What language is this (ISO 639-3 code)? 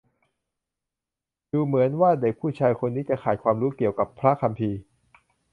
tha